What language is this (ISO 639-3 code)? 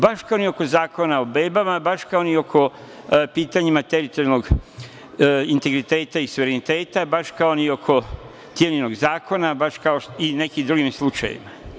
srp